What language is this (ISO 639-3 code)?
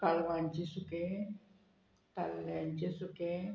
kok